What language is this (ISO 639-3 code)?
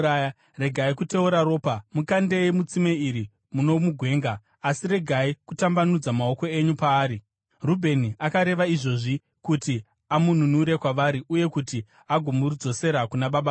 sna